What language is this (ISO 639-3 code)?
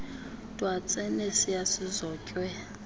xho